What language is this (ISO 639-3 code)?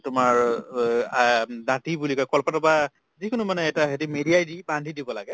asm